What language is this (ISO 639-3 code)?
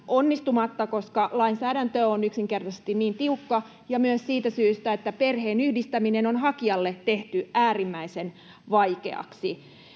fin